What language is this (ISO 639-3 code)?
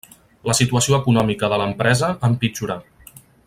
cat